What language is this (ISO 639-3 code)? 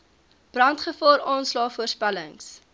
afr